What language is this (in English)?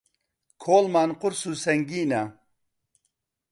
Central Kurdish